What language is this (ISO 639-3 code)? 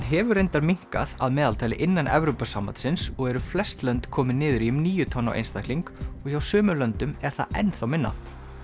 isl